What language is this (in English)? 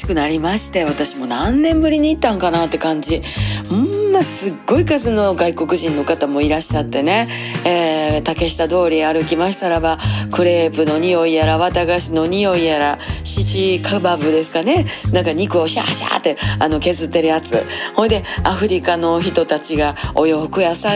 Japanese